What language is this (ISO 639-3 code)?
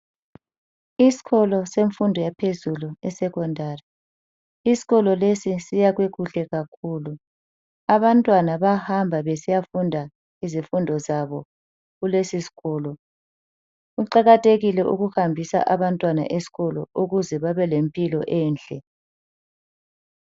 nde